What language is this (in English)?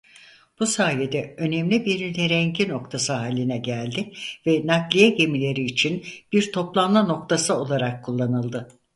Turkish